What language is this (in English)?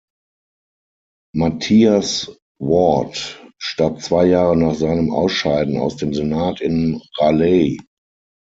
German